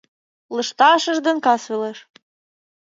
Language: Mari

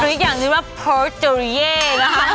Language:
Thai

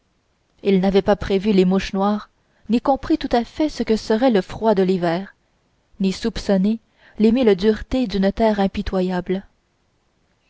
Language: French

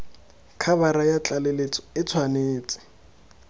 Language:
Tswana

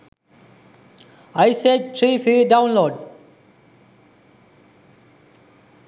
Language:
Sinhala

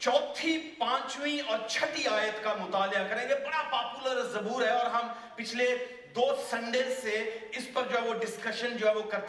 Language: Urdu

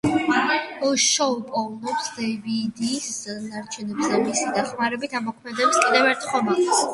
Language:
Georgian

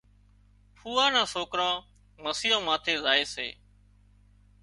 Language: Wadiyara Koli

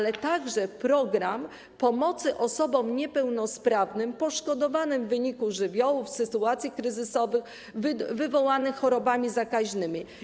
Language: Polish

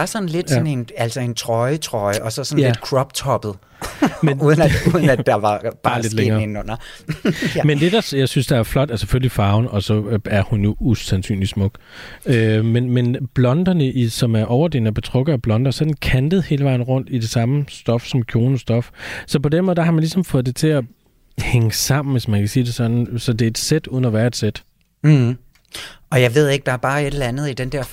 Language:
Danish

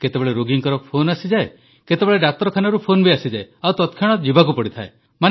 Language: Odia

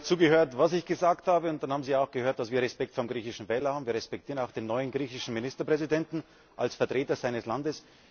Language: German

